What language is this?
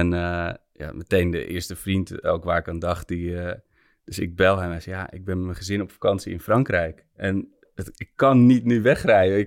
Dutch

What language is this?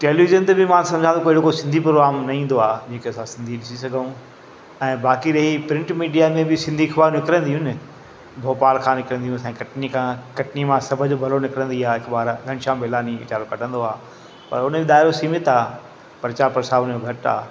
Sindhi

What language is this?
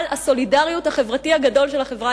Hebrew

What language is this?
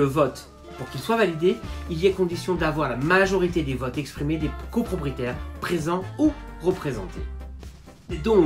French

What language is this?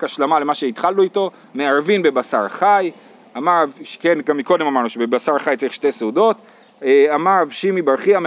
Hebrew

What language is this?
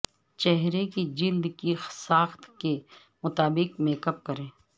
Urdu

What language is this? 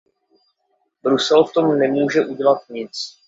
Czech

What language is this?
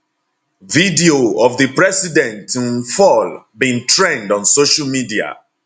Nigerian Pidgin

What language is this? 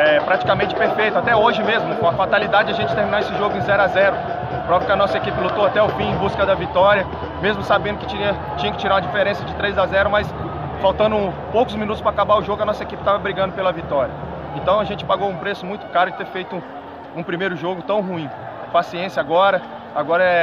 Portuguese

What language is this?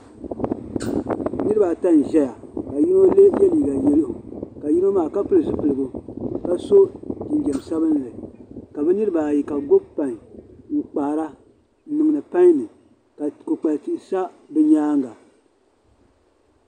Dagbani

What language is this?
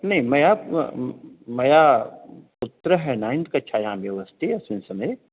Sanskrit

